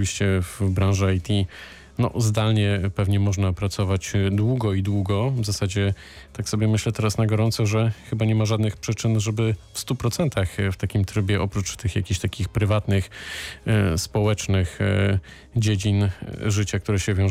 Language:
Polish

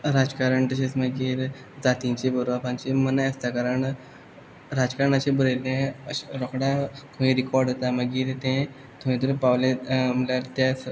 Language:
Konkani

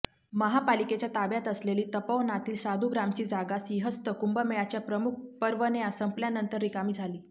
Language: Marathi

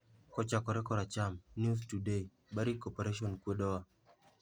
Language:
Luo (Kenya and Tanzania)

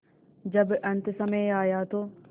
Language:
Hindi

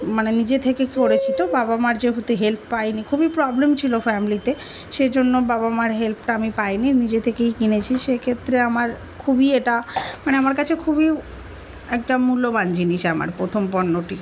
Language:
Bangla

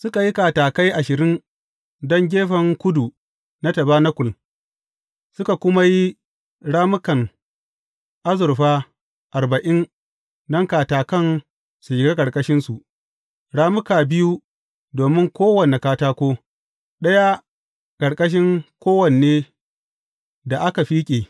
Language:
Hausa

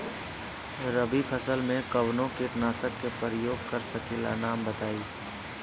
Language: Bhojpuri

